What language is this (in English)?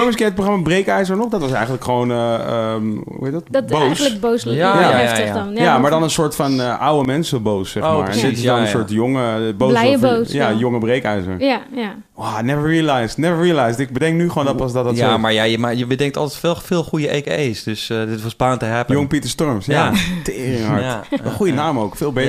Dutch